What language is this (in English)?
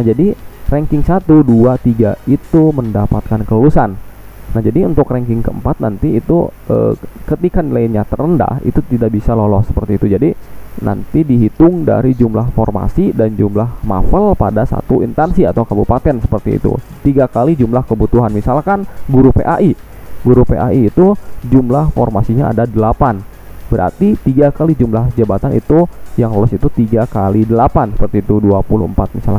Indonesian